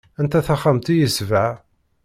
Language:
Kabyle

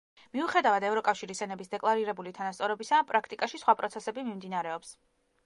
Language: Georgian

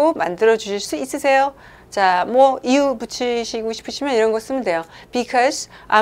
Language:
Korean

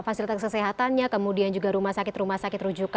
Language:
Indonesian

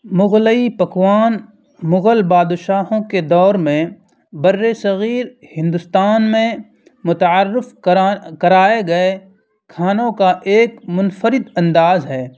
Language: Urdu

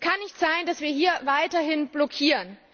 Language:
German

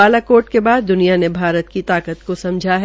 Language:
Hindi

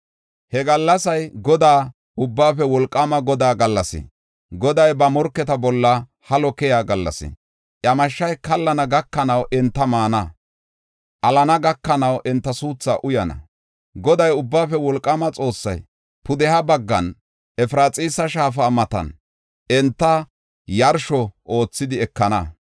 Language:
Gofa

